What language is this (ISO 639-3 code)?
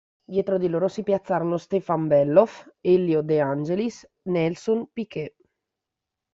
ita